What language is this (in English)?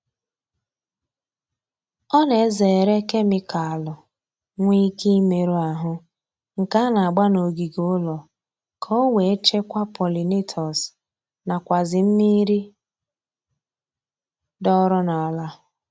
Igbo